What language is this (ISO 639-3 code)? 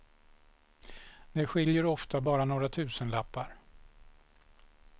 swe